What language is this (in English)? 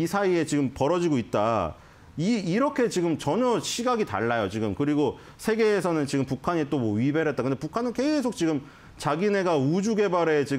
Korean